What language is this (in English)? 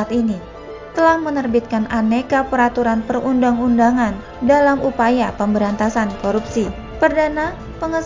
Indonesian